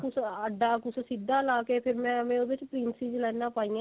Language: Punjabi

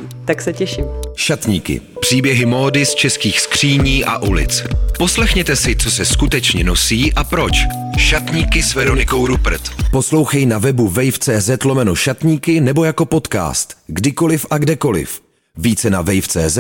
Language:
Czech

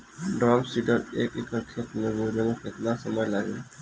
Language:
Bhojpuri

